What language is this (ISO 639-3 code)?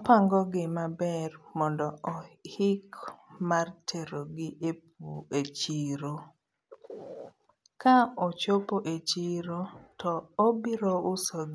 luo